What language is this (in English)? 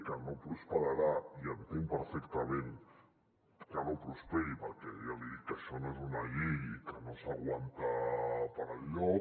Catalan